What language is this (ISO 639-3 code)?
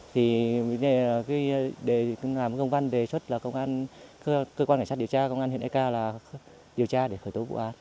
vie